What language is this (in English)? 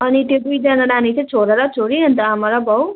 Nepali